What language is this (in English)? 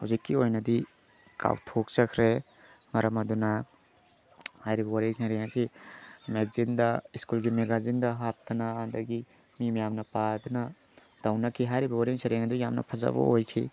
Manipuri